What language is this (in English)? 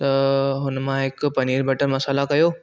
Sindhi